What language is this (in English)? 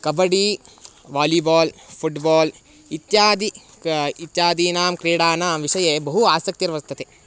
Sanskrit